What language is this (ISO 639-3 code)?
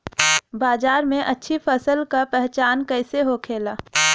bho